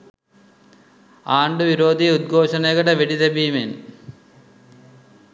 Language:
Sinhala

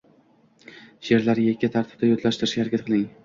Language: Uzbek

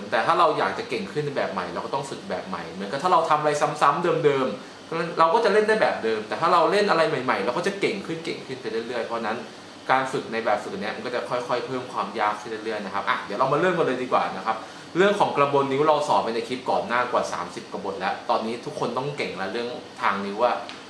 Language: Thai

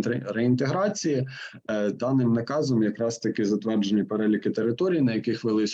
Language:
Ukrainian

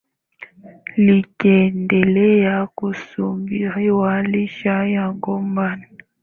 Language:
Swahili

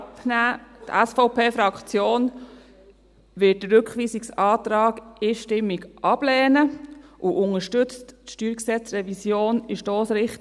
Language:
Swiss German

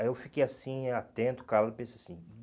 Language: Portuguese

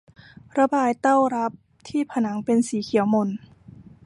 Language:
Thai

